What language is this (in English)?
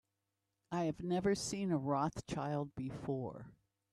English